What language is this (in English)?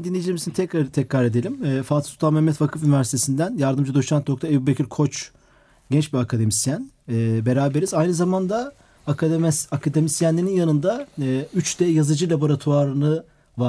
Turkish